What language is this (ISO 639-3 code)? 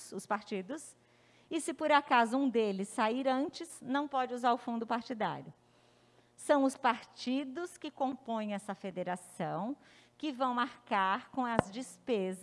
por